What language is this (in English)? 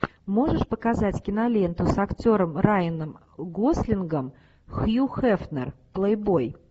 Russian